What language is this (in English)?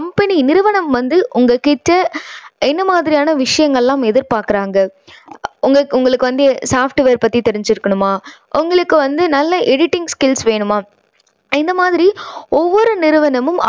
Tamil